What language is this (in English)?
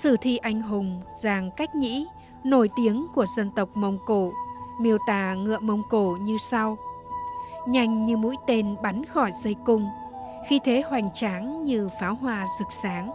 Vietnamese